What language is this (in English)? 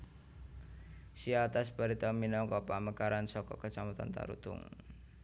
Javanese